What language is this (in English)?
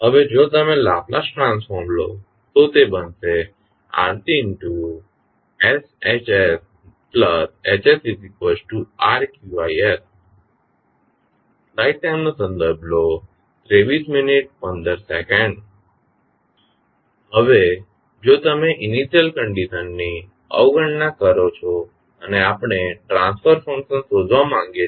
Gujarati